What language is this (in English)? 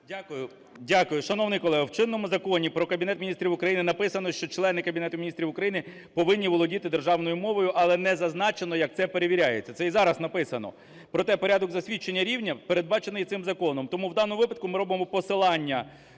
Ukrainian